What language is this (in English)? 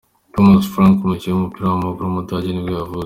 Kinyarwanda